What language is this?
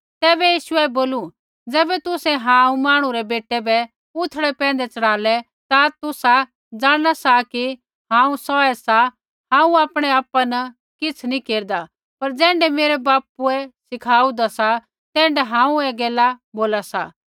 Kullu Pahari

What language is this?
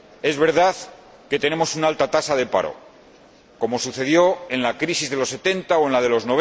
Spanish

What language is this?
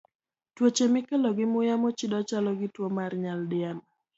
Luo (Kenya and Tanzania)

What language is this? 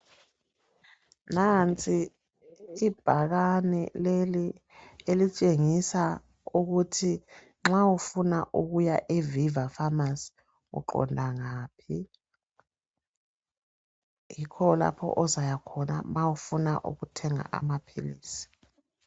North Ndebele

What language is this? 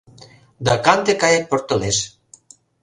Mari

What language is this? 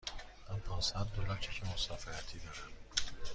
Persian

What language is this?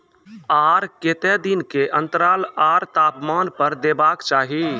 Maithili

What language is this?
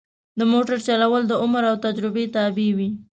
Pashto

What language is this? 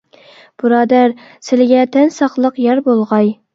Uyghur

